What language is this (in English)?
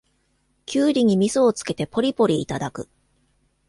Japanese